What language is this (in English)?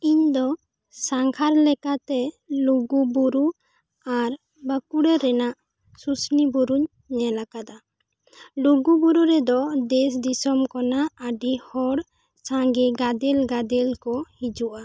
Santali